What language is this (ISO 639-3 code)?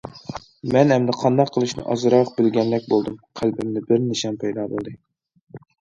uig